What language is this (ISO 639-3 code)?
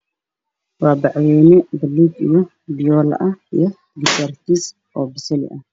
som